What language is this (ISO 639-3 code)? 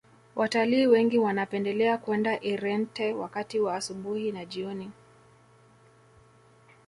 swa